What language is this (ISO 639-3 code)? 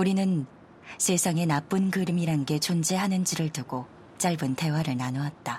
kor